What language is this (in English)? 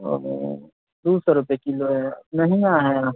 Maithili